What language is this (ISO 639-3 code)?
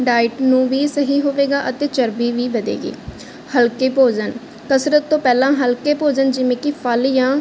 pan